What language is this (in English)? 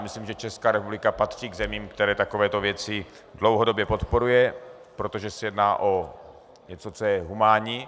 Czech